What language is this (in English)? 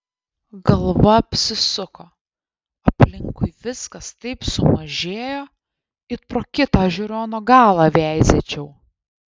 Lithuanian